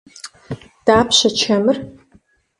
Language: Kabardian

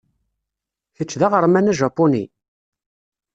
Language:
Kabyle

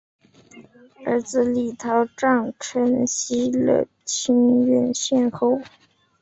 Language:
Chinese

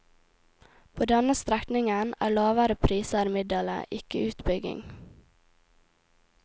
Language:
Norwegian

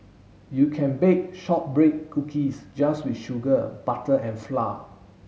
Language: English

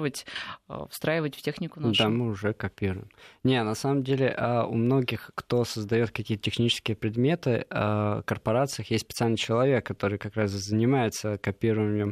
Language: Russian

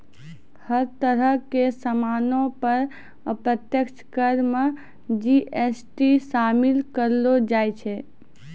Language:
Maithili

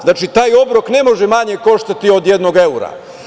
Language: Serbian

